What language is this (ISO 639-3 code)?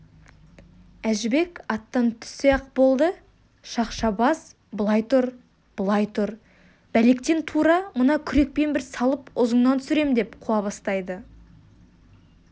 kaz